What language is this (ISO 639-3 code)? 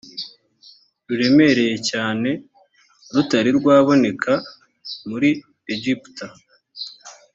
kin